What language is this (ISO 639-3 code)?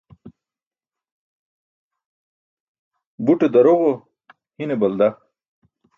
bsk